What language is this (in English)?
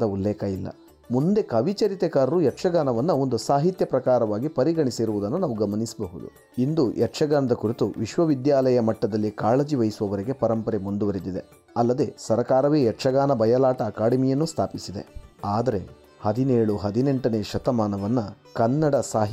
Kannada